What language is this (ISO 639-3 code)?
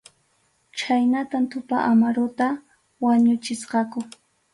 qxu